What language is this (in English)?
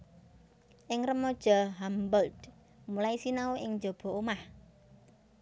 Javanese